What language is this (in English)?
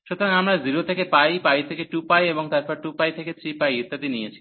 Bangla